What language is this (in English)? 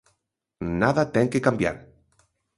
Galician